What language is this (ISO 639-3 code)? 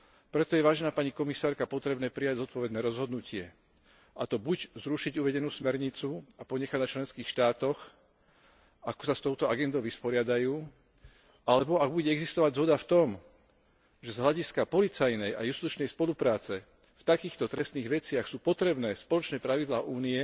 slk